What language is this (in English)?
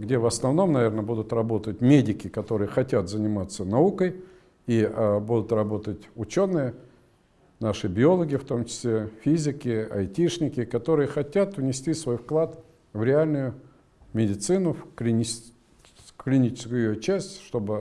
Russian